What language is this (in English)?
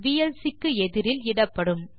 Tamil